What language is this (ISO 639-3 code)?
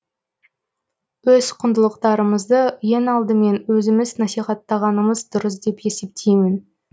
kaz